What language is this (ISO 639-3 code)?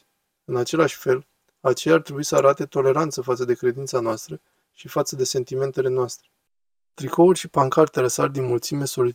ron